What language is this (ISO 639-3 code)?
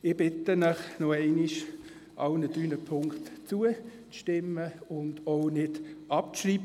gsw